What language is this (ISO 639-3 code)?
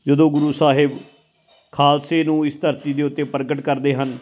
pan